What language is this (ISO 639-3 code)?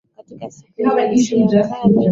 swa